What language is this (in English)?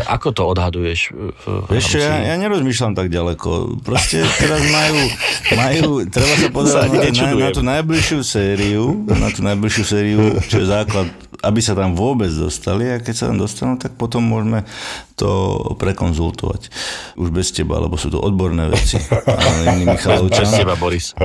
Slovak